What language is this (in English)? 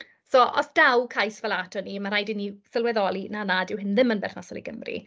Welsh